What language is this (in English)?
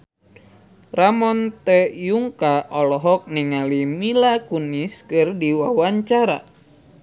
Sundanese